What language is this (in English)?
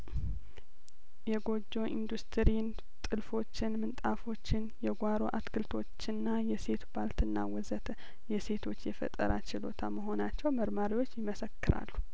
Amharic